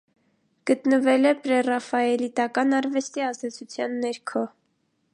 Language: Armenian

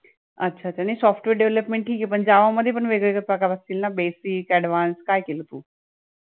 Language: Marathi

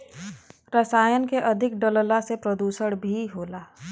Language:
Bhojpuri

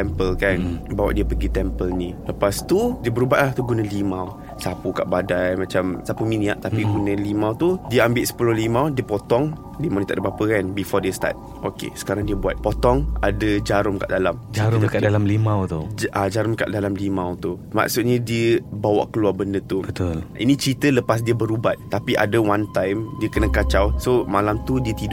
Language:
Malay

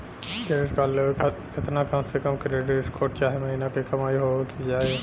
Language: Bhojpuri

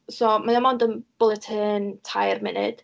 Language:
Welsh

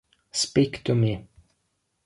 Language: Italian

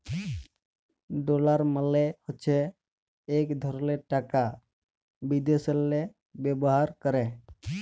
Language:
Bangla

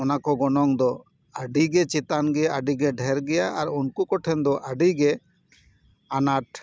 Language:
Santali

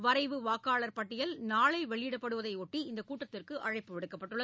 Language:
Tamil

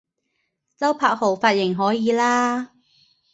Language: Cantonese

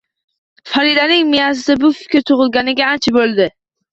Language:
Uzbek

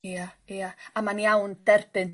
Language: Welsh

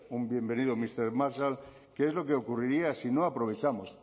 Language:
Spanish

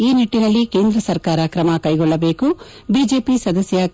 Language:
Kannada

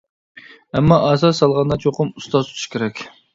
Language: Uyghur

